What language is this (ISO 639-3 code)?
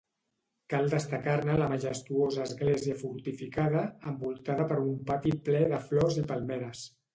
cat